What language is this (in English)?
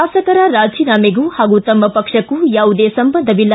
Kannada